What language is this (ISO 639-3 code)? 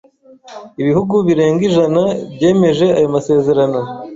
kin